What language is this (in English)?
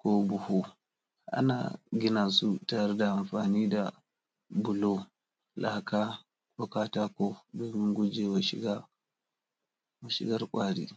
Hausa